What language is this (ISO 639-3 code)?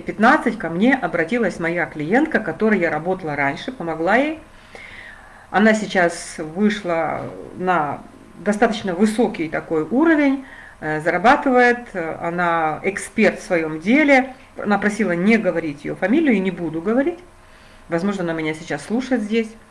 rus